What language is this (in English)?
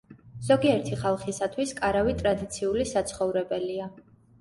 Georgian